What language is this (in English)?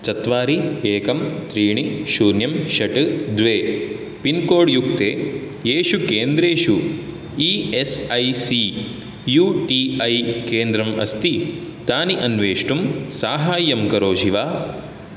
Sanskrit